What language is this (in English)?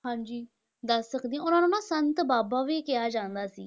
Punjabi